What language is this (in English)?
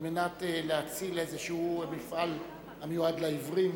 Hebrew